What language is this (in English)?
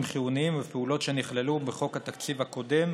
Hebrew